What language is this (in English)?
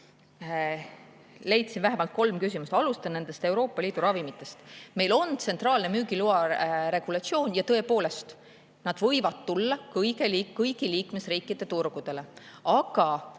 Estonian